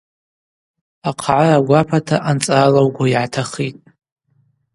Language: Abaza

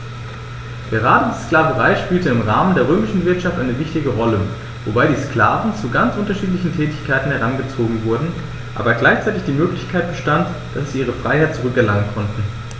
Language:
German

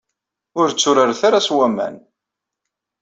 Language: Kabyle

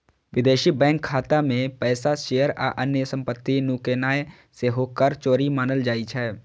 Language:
Maithili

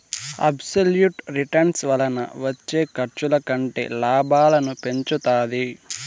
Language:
Telugu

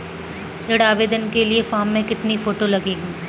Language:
Hindi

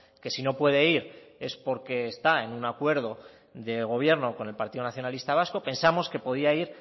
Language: Spanish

